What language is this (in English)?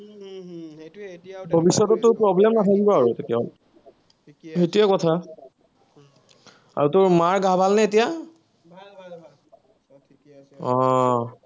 Assamese